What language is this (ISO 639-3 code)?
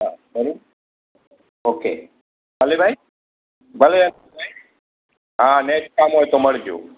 guj